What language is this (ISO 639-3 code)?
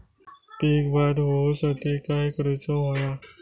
mar